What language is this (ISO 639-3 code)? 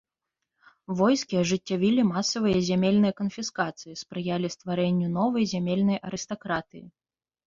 bel